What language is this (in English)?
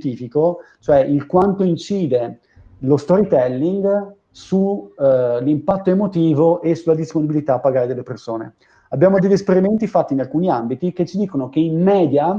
Italian